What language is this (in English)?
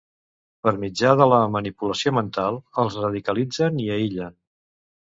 Catalan